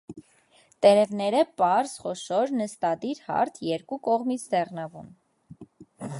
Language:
Armenian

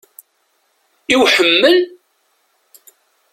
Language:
Kabyle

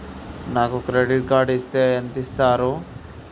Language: Telugu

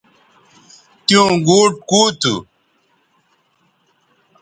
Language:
Bateri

